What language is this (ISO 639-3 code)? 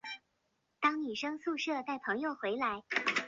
zho